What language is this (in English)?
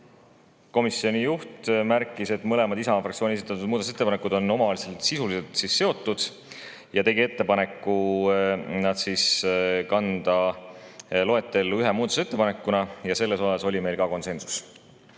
Estonian